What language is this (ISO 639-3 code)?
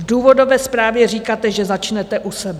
ces